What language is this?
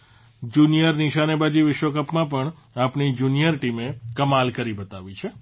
Gujarati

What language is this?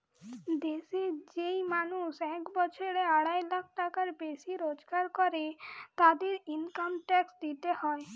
Bangla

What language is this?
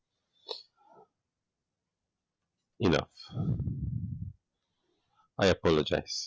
Gujarati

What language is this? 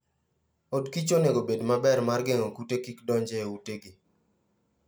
Luo (Kenya and Tanzania)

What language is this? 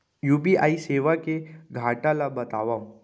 Chhattisgarhi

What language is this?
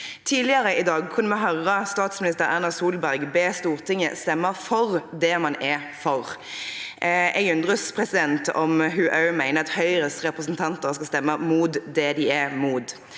Norwegian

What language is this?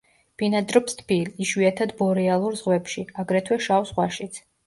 Georgian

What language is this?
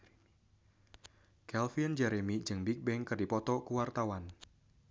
Sundanese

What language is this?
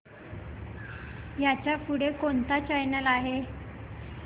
Marathi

